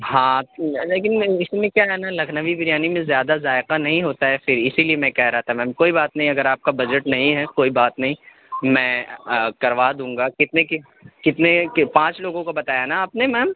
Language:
Urdu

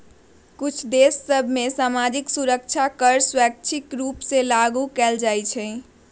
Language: Magahi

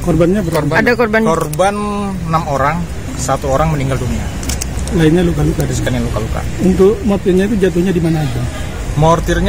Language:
Indonesian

